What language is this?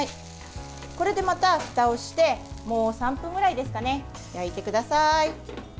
Japanese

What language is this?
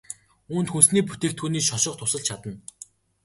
Mongolian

